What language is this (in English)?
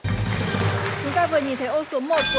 Vietnamese